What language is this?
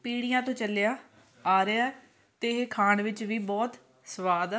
Punjabi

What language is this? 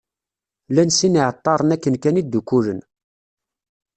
Kabyle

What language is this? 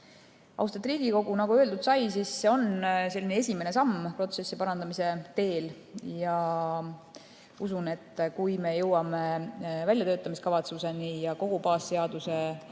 Estonian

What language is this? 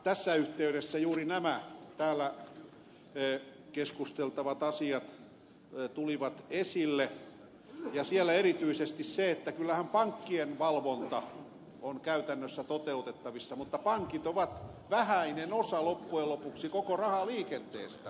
Finnish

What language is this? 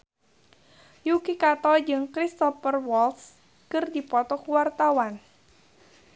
Sundanese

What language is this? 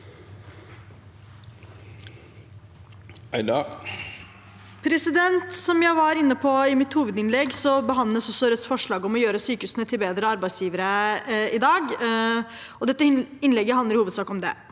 Norwegian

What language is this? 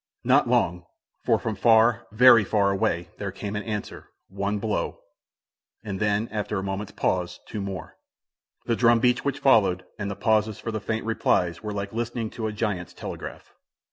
English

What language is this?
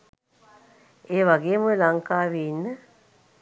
Sinhala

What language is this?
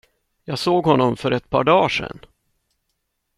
Swedish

